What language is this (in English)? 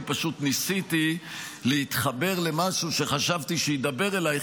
Hebrew